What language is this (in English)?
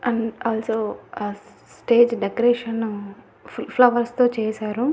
Telugu